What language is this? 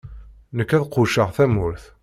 Kabyle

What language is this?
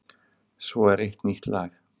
Icelandic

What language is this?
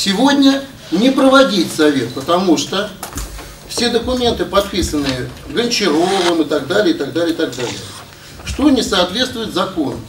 Russian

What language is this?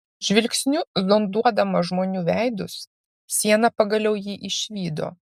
Lithuanian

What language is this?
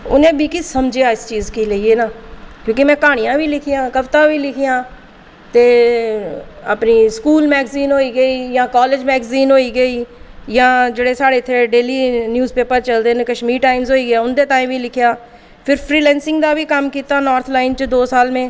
Dogri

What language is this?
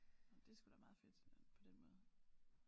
Danish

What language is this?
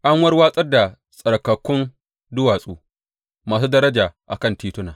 Hausa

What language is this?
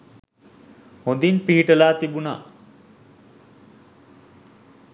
Sinhala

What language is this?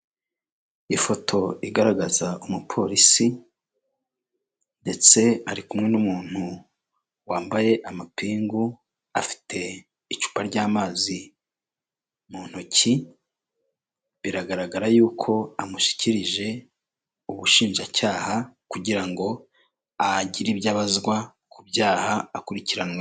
Kinyarwanda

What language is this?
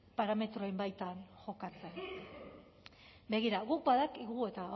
Basque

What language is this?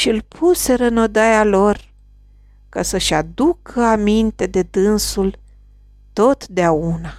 Romanian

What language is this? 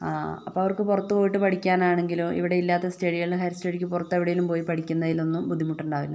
Malayalam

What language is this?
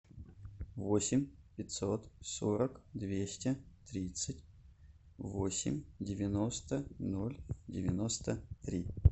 Russian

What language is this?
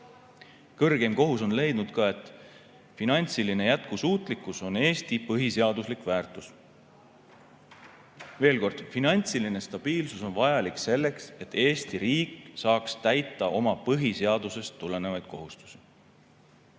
Estonian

